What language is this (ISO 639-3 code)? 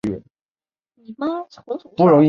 zho